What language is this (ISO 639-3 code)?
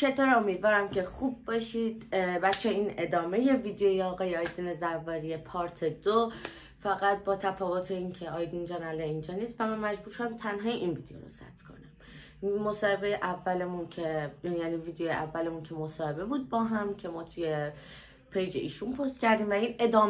fas